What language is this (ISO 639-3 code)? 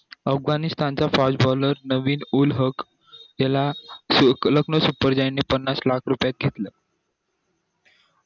mar